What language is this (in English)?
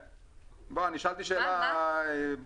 Hebrew